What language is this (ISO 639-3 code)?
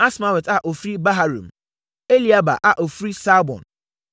aka